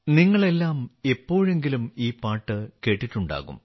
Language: Malayalam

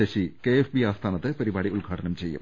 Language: Malayalam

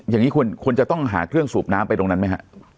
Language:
Thai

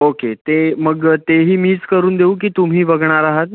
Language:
Marathi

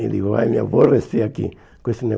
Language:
Portuguese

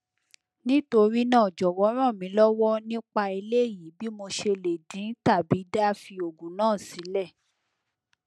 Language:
Yoruba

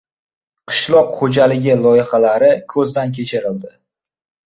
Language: Uzbek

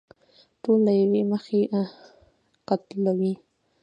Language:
Pashto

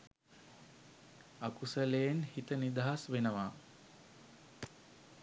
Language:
Sinhala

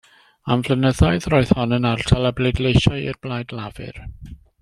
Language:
Welsh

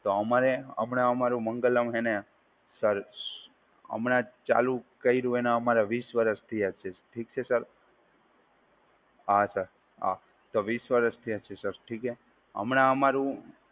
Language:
Gujarati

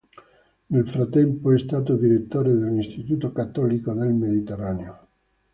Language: Italian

